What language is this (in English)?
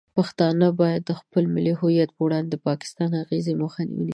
Pashto